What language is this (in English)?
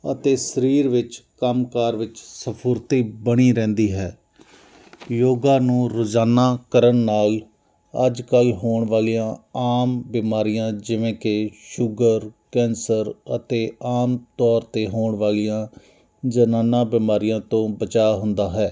Punjabi